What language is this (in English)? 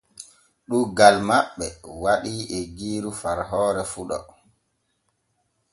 Borgu Fulfulde